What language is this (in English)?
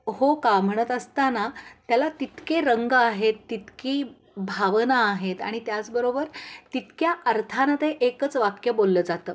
Marathi